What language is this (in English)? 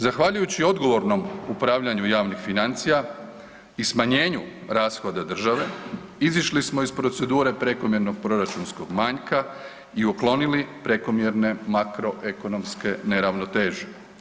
Croatian